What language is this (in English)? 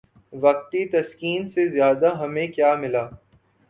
Urdu